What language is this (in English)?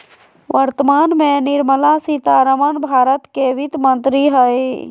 Magahi